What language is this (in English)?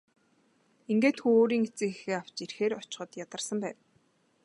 Mongolian